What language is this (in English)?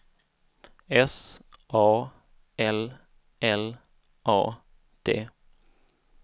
Swedish